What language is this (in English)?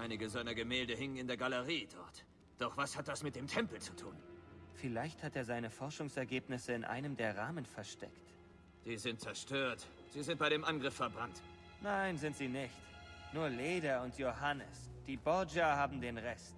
German